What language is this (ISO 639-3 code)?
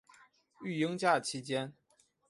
zho